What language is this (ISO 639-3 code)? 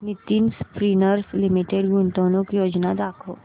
mar